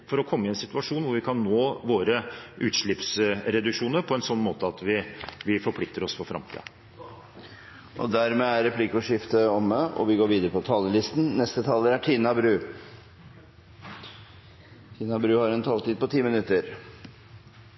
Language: Norwegian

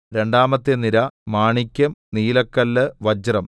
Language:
Malayalam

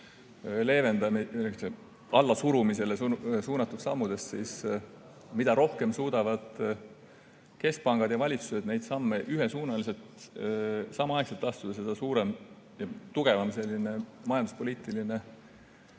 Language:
Estonian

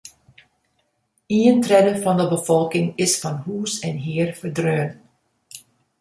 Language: Western Frisian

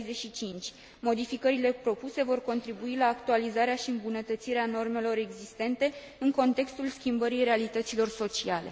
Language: Romanian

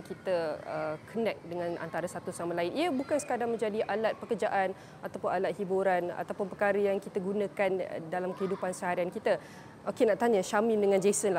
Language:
Malay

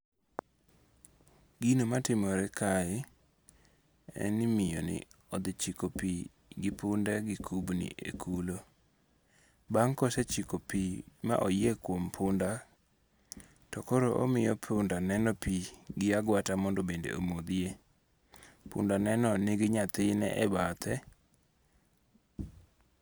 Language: Luo (Kenya and Tanzania)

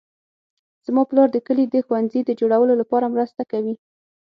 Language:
Pashto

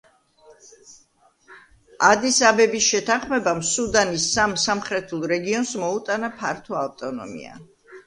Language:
Georgian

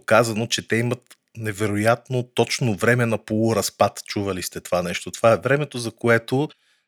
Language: Bulgarian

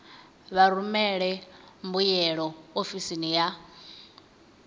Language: Venda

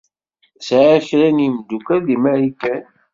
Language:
Kabyle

